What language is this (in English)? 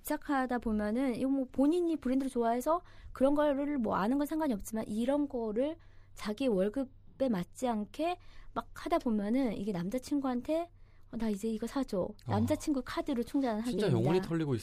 Korean